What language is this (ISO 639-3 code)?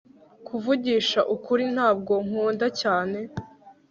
kin